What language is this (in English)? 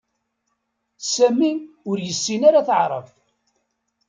Kabyle